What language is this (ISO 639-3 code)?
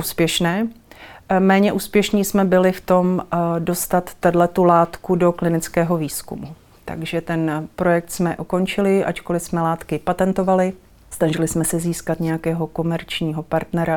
ces